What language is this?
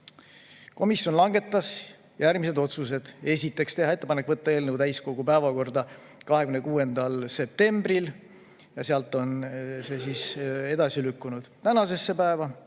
Estonian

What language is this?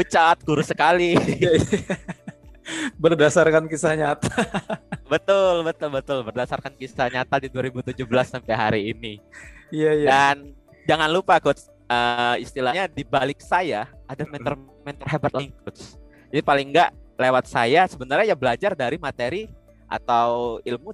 Indonesian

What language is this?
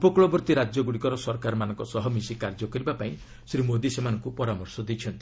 Odia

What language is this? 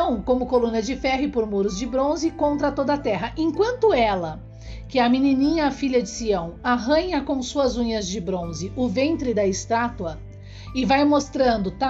Portuguese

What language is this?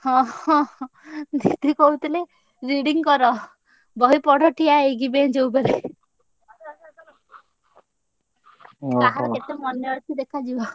Odia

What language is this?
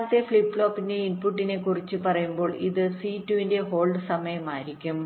Malayalam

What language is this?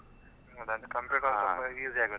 Kannada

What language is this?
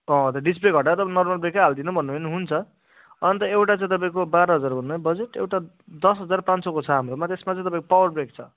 Nepali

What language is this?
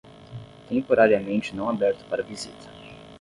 Portuguese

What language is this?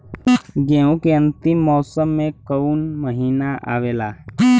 Bhojpuri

